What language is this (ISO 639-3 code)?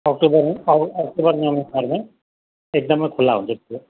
nep